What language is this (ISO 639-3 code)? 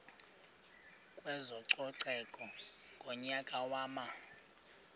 xho